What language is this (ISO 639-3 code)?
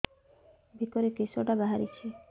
ori